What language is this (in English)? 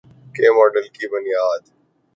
Urdu